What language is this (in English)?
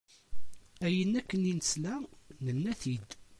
Kabyle